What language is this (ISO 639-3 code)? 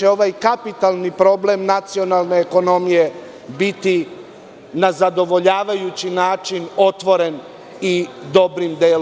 srp